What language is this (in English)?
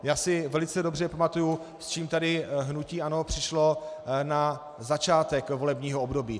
Czech